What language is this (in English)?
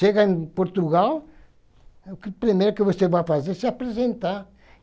Portuguese